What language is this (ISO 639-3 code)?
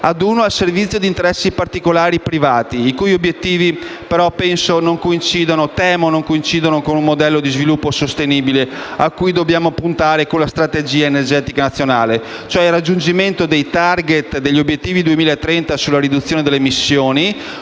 ita